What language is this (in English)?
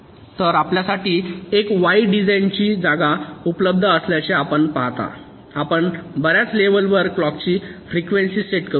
Marathi